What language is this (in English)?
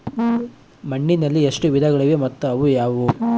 Kannada